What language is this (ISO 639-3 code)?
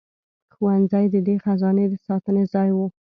pus